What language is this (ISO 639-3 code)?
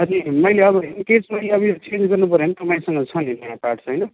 nep